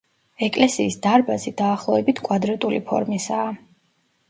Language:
Georgian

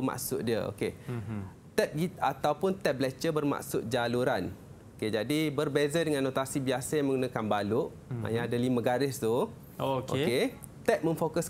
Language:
Malay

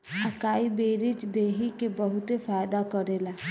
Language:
Bhojpuri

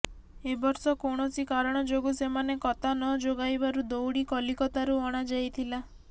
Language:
Odia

